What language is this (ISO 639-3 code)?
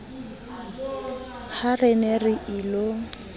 sot